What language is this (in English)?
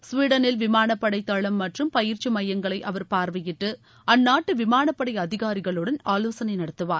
Tamil